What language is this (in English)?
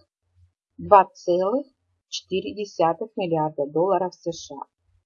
Russian